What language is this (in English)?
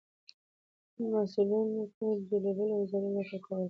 Pashto